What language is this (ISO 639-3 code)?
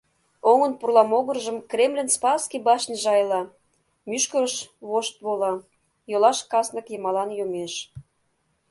chm